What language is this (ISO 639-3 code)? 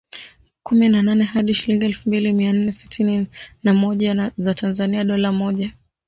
swa